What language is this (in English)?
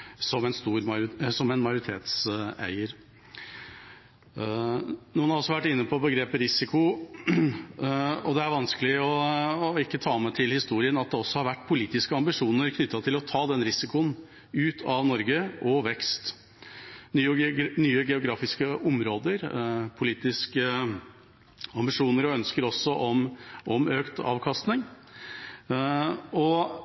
Norwegian Bokmål